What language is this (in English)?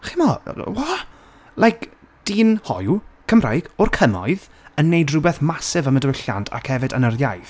Welsh